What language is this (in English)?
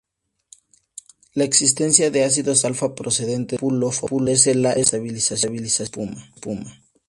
Spanish